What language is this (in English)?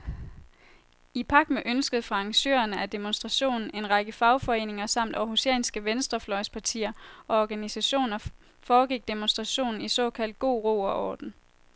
Danish